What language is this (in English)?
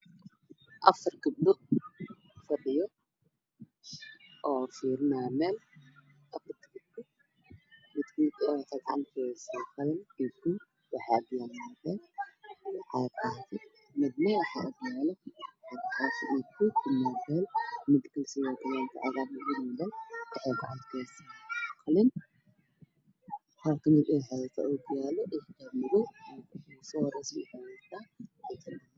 Somali